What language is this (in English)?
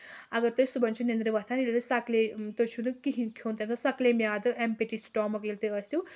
Kashmiri